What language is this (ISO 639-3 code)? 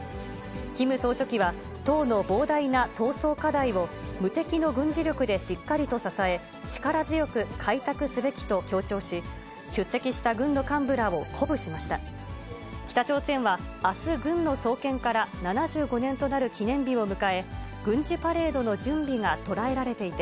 jpn